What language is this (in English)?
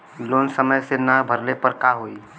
Bhojpuri